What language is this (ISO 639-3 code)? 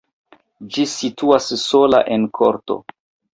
epo